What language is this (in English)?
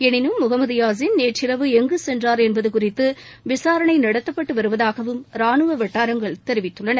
Tamil